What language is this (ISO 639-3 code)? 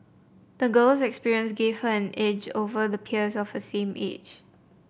eng